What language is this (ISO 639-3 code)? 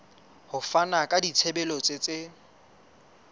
sot